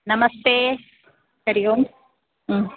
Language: Sanskrit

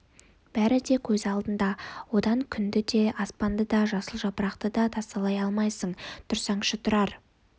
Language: Kazakh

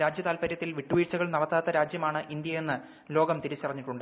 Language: Malayalam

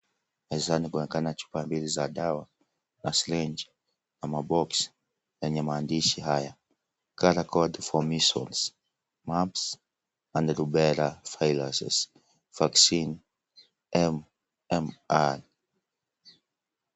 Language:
Swahili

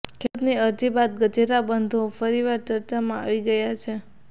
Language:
Gujarati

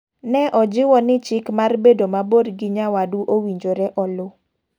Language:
Luo (Kenya and Tanzania)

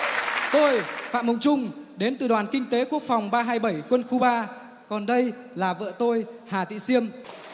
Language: Vietnamese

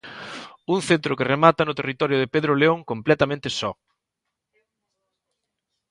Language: Galician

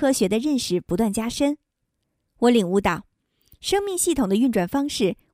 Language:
Chinese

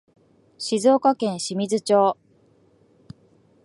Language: Japanese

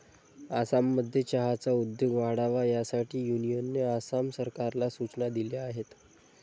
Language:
Marathi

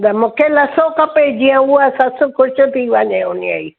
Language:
Sindhi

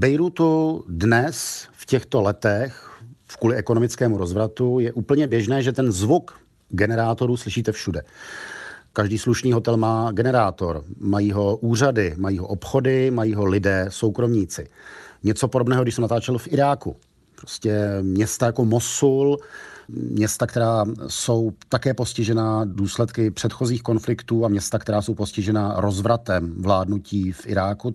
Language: Czech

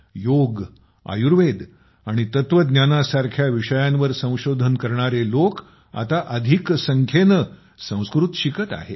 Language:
Marathi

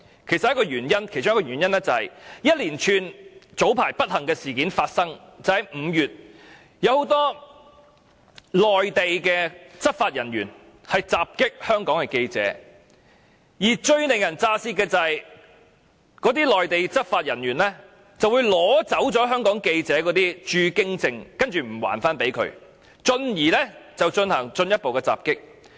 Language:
Cantonese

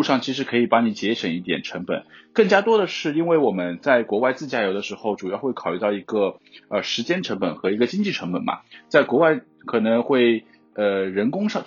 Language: Chinese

